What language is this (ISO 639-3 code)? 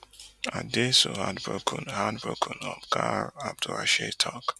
pcm